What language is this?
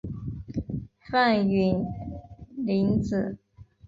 Chinese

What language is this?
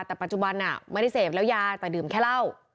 Thai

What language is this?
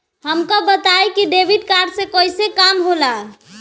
Bhojpuri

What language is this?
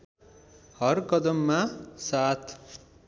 Nepali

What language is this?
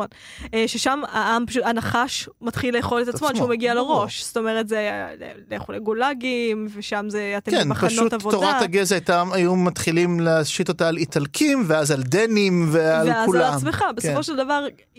Hebrew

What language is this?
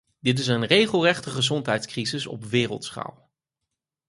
Dutch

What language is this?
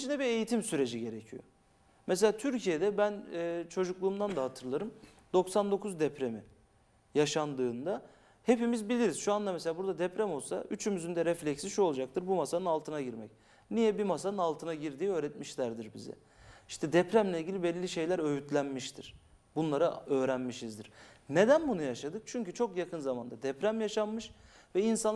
Turkish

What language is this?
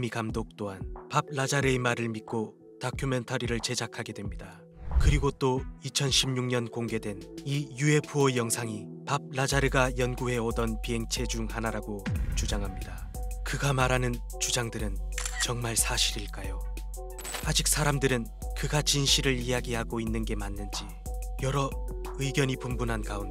Korean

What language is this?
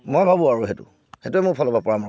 Assamese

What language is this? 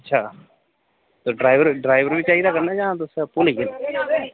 Dogri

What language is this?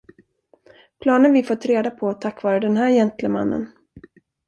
Swedish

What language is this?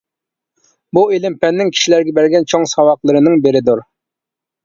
Uyghur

